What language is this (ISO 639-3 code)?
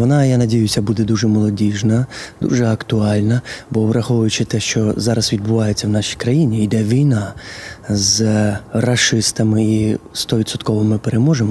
ukr